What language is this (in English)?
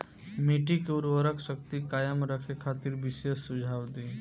Bhojpuri